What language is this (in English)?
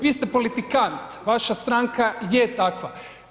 Croatian